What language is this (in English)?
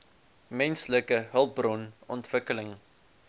Afrikaans